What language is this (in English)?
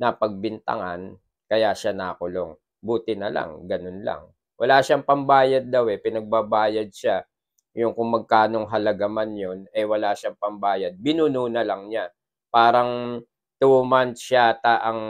Filipino